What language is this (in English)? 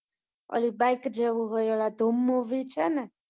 Gujarati